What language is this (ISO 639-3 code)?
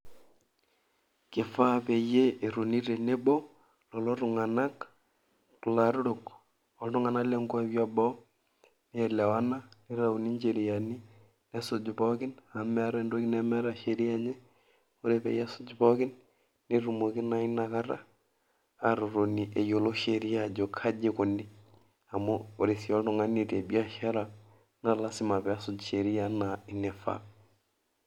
mas